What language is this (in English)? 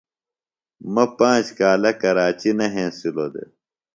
Phalura